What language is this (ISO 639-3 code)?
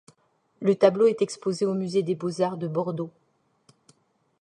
fra